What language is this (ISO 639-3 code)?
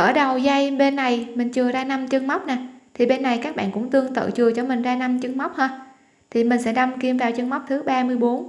vie